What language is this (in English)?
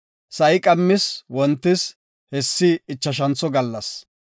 Gofa